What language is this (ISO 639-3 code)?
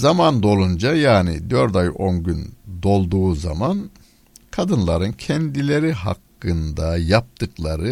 tur